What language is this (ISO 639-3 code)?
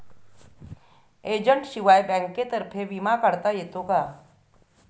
mar